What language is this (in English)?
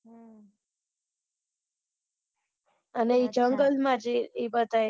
Gujarati